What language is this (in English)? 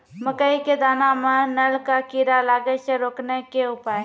Maithili